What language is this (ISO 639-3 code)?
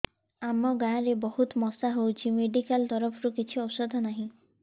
ori